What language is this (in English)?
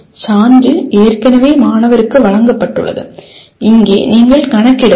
Tamil